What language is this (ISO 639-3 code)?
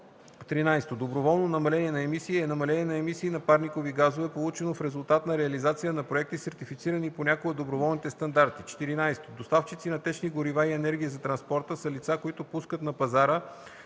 bul